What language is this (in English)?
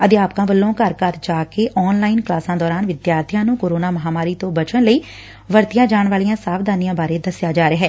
Punjabi